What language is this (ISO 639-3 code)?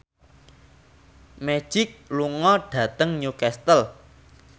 jav